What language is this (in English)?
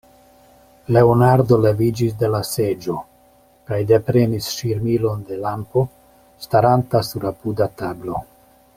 Esperanto